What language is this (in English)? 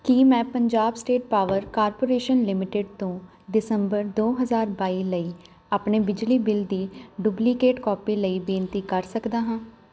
Punjabi